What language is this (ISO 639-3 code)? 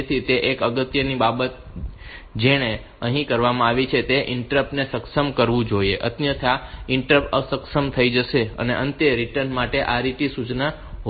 guj